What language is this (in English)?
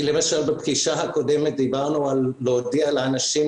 Hebrew